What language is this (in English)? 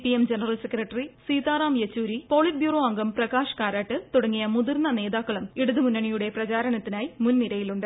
Malayalam